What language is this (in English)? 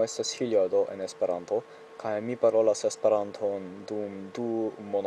Italian